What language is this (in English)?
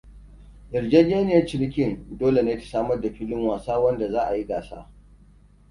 Hausa